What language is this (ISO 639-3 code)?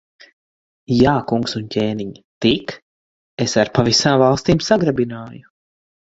lav